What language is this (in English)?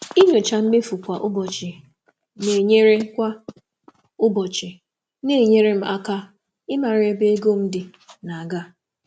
Igbo